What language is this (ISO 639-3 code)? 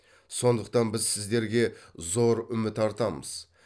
kaz